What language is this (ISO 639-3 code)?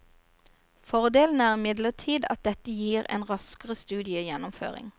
nor